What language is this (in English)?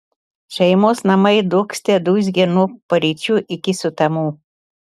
Lithuanian